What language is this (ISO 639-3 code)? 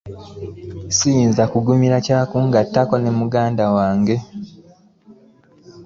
lug